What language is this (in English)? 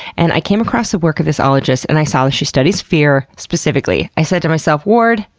English